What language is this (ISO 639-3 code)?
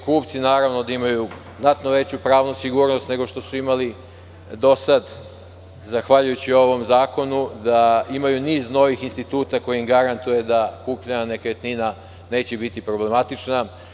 srp